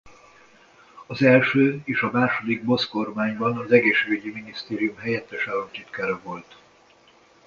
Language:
Hungarian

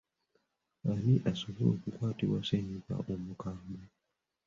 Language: Ganda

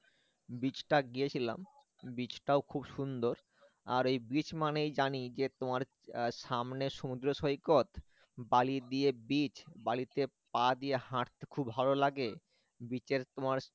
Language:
Bangla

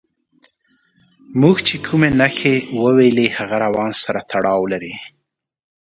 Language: Pashto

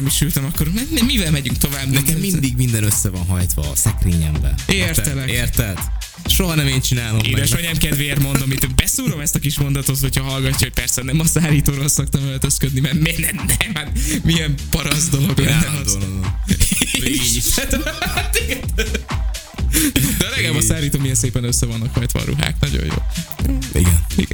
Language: Hungarian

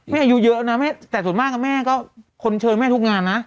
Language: Thai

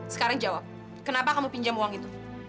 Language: Indonesian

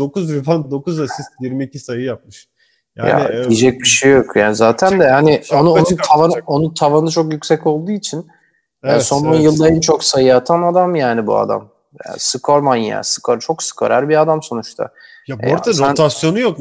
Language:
Turkish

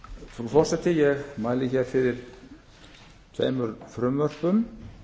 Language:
Icelandic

